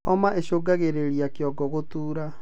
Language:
Kikuyu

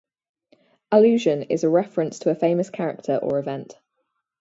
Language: English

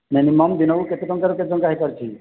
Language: Odia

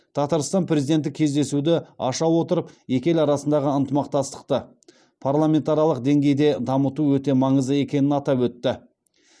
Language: Kazakh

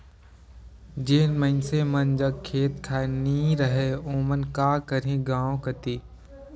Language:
Chhattisgarhi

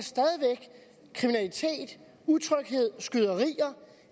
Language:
Danish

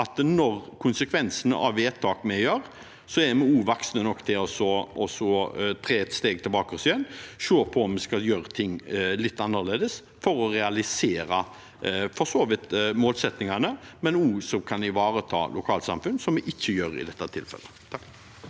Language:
Norwegian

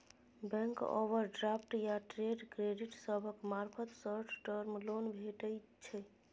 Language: Maithili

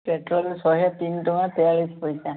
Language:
Odia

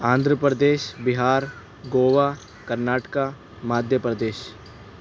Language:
Urdu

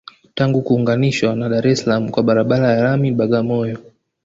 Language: Swahili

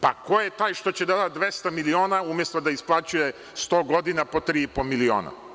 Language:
Serbian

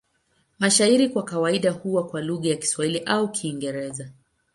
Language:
Swahili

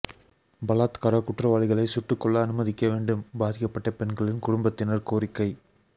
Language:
Tamil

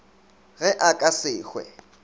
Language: Northern Sotho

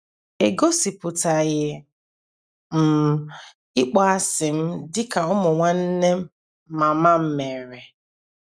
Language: Igbo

